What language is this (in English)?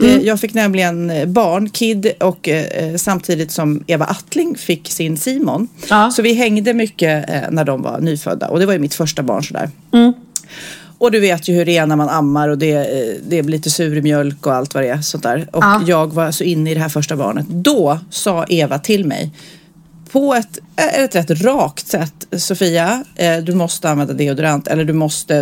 Swedish